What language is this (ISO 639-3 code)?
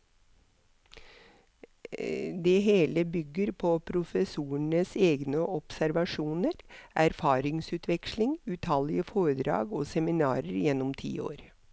nor